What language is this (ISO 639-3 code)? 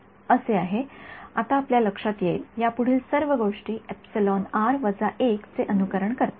mar